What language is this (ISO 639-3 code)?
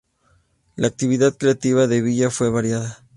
spa